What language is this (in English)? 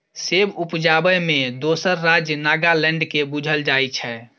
Maithili